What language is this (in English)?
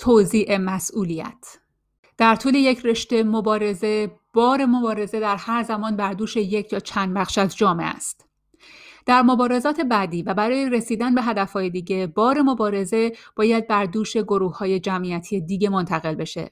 Persian